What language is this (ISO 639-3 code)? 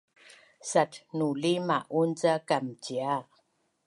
bnn